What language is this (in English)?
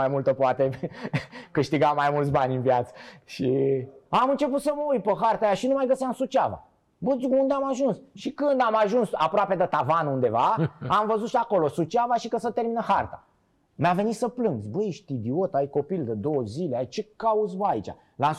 Romanian